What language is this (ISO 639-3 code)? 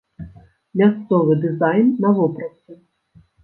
bel